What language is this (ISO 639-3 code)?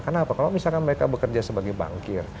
ind